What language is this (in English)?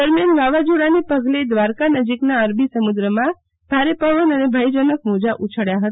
Gujarati